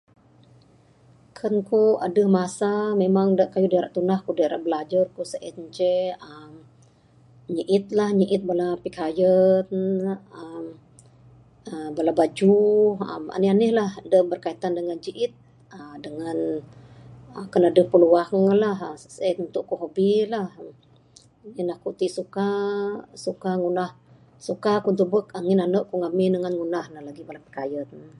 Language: Bukar-Sadung Bidayuh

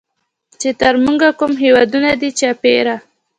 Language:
Pashto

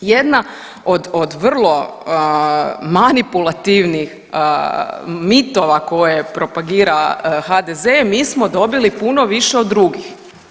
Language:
Croatian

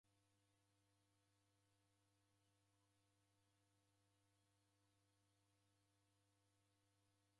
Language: Taita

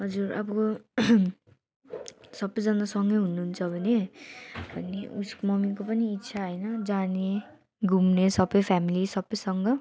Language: Nepali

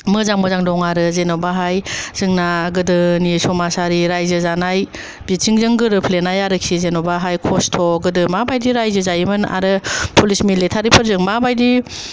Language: Bodo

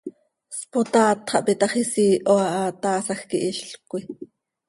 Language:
Seri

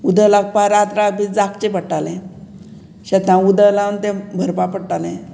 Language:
Konkani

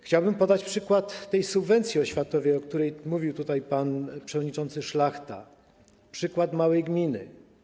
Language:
Polish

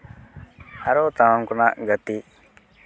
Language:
Santali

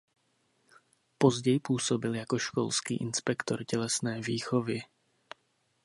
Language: Czech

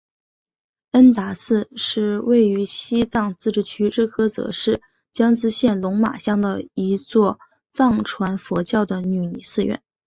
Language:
Chinese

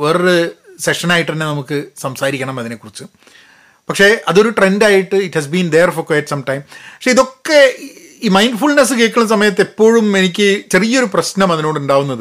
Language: Malayalam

